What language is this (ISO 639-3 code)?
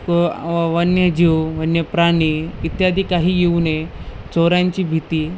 mar